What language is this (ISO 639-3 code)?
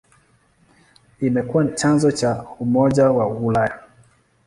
swa